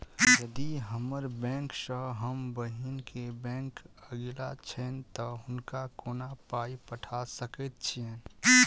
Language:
Maithili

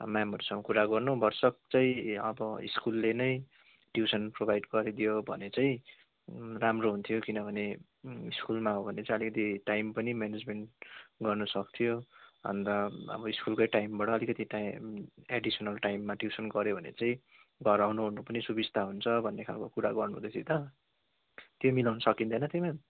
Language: Nepali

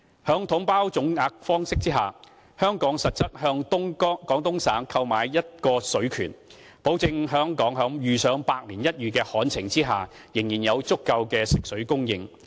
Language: Cantonese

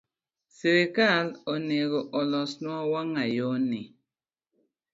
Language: Luo (Kenya and Tanzania)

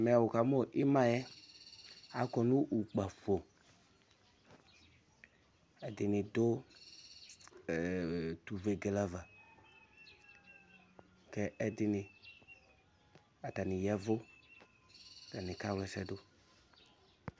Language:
Ikposo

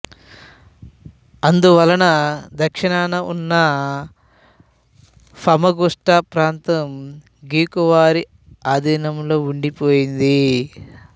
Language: Telugu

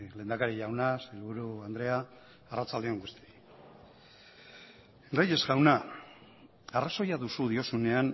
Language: Basque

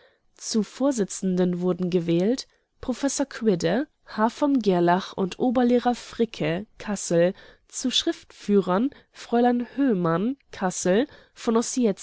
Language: German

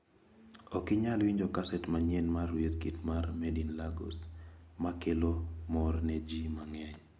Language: Luo (Kenya and Tanzania)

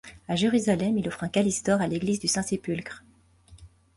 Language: French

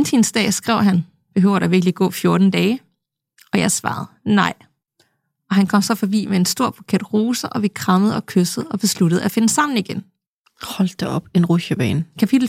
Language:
Danish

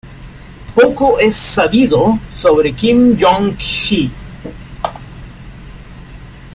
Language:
Spanish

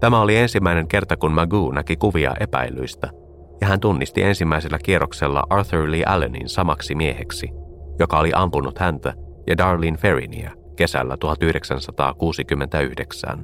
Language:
Finnish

